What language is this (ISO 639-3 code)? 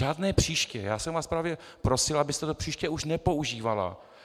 ces